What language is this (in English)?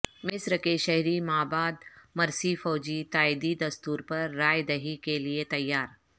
Urdu